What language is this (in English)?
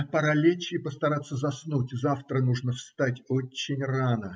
Russian